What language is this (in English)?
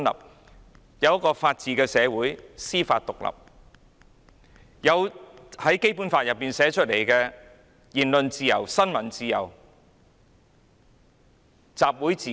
Cantonese